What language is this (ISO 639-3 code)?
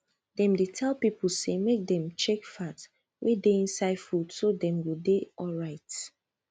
pcm